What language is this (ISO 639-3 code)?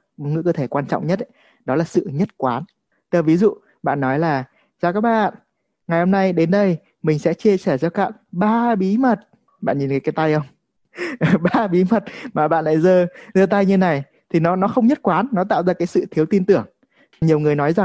vie